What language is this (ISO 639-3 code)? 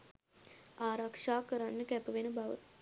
sin